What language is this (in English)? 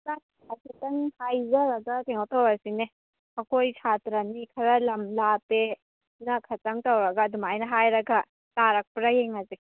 Manipuri